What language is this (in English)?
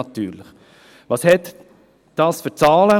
Swiss German